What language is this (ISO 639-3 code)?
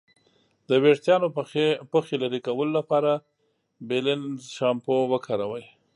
pus